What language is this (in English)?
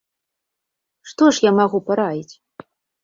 Belarusian